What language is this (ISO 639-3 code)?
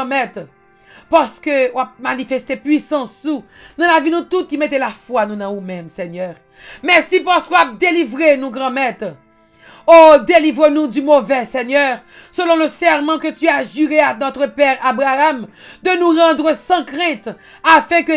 fra